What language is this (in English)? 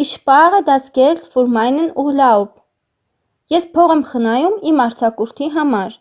German